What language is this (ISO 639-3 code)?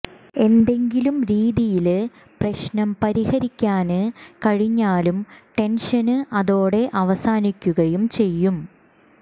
mal